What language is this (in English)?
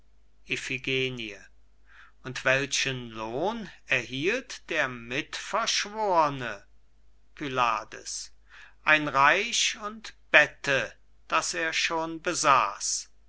German